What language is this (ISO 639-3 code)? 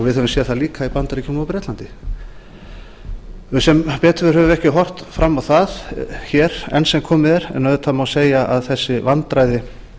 isl